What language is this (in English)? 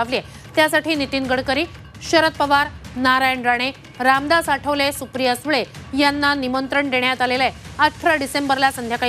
Marathi